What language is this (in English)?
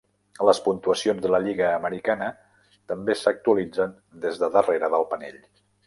Catalan